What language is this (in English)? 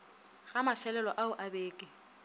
Northern Sotho